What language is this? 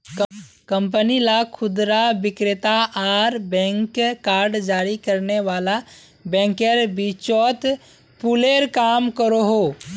Magahi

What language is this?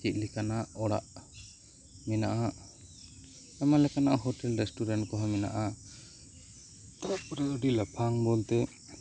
Santali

